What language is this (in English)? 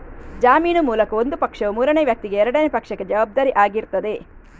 Kannada